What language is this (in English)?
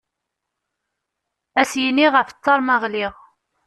Kabyle